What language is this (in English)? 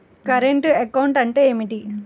Telugu